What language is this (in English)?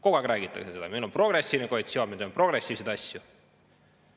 Estonian